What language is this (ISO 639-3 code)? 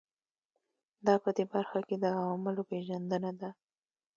pus